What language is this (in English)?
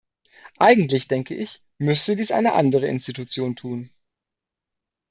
German